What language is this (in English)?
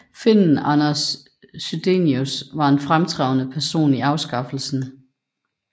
Danish